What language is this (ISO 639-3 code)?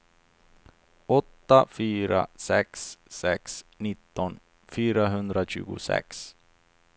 swe